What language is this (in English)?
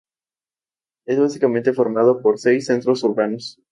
Spanish